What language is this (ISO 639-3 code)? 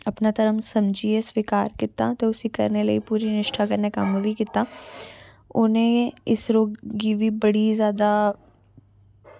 doi